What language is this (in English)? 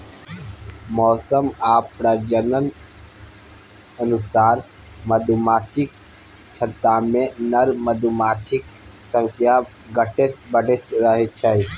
Maithili